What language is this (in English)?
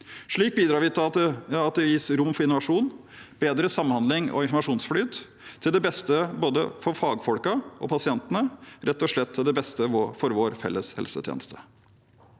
Norwegian